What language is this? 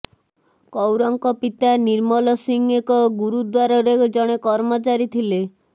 Odia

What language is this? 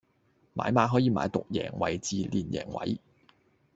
Cantonese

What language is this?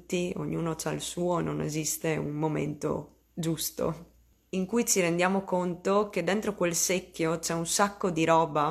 Italian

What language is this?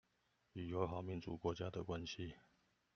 Chinese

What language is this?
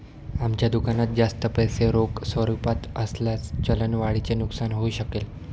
Marathi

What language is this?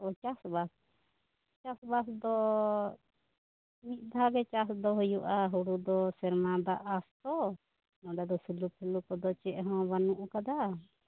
Santali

